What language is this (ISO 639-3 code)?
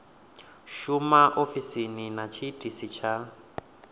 ven